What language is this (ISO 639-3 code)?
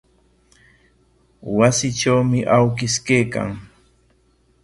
qwa